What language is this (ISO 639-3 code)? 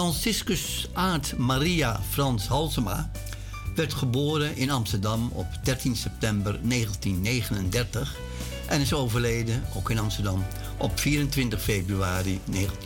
nld